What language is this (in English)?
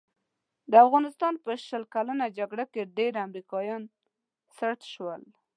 Pashto